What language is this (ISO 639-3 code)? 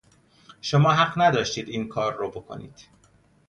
fas